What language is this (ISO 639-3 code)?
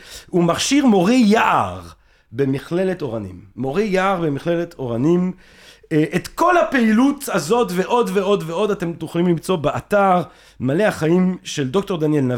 heb